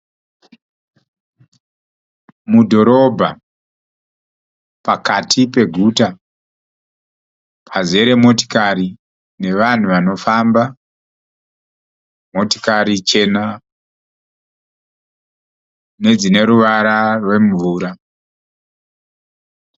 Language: Shona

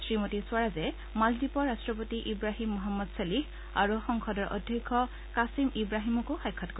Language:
Assamese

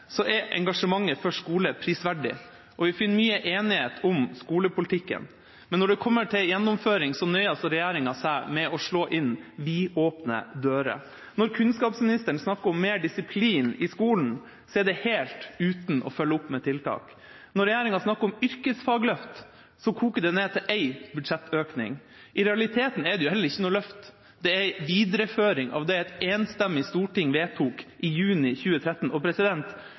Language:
Norwegian Bokmål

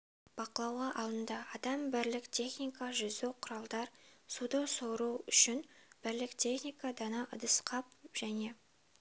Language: Kazakh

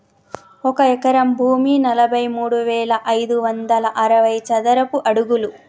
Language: Telugu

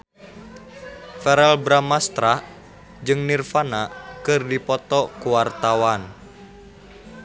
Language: Sundanese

